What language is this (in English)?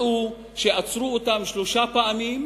Hebrew